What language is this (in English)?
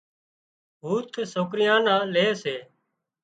Wadiyara Koli